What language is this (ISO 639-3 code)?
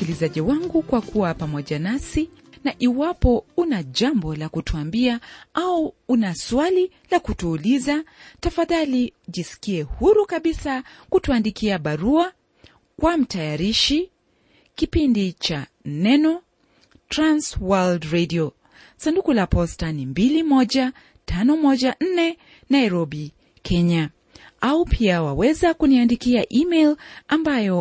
swa